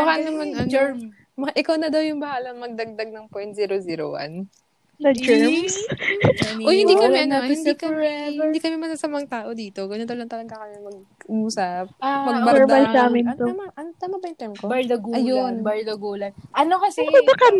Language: Filipino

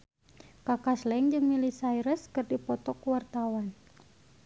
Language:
Sundanese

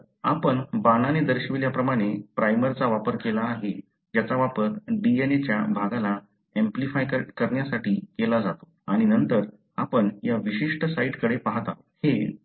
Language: Marathi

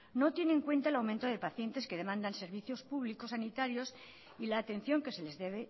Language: Spanish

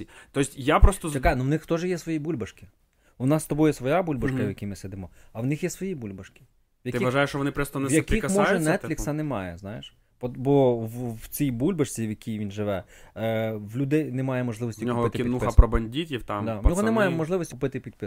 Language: Ukrainian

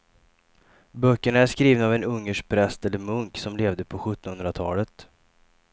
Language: Swedish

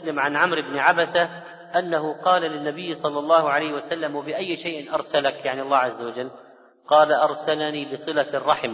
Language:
Arabic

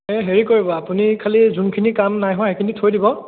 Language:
Assamese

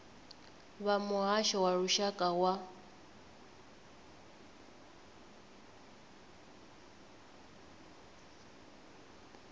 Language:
Venda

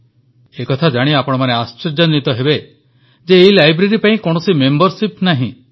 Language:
Odia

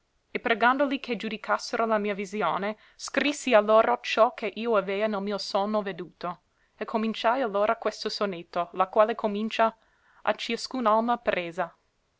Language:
Italian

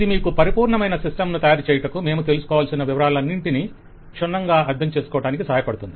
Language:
Telugu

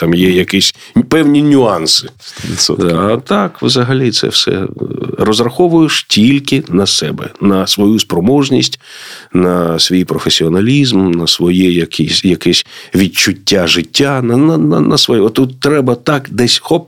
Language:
Ukrainian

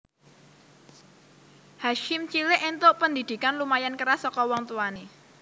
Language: Javanese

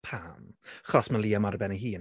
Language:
Welsh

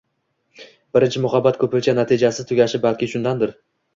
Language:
Uzbek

